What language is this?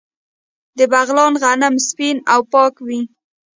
Pashto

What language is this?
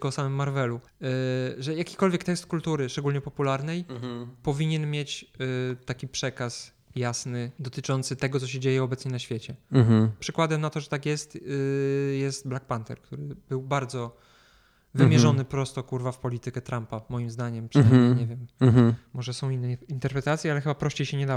Polish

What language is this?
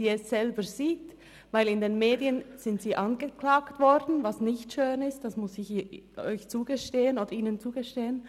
Swiss German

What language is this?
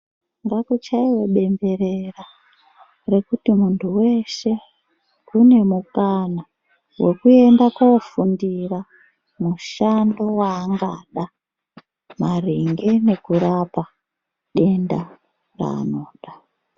Ndau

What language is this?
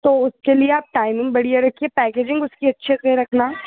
Hindi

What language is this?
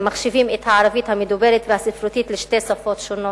Hebrew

